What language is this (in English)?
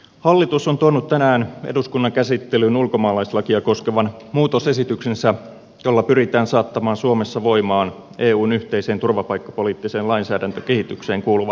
Finnish